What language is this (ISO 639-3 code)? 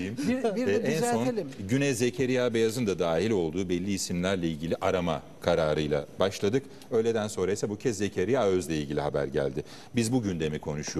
tur